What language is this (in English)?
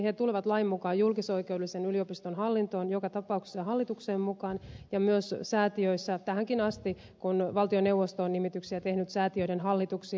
Finnish